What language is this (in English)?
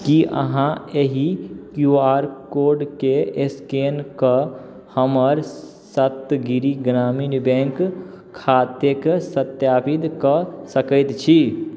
Maithili